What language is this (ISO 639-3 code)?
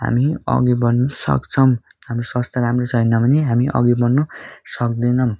nep